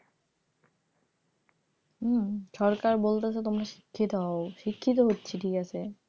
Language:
Bangla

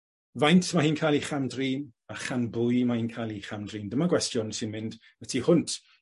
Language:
Welsh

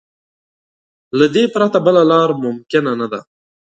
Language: Pashto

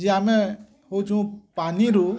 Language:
Odia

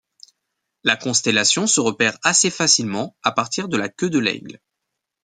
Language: French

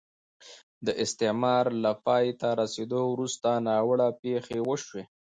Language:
Pashto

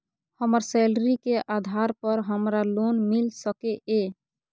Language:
Maithili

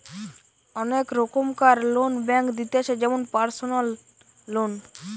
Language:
Bangla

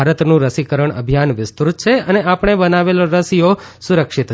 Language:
Gujarati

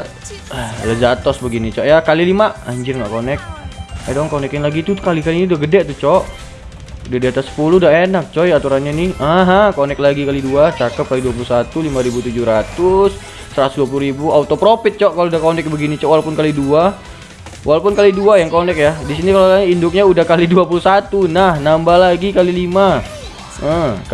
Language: Indonesian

